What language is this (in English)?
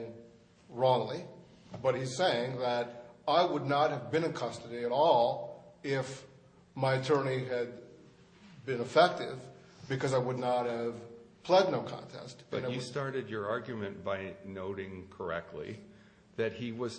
English